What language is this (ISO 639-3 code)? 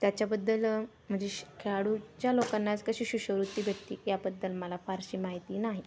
mar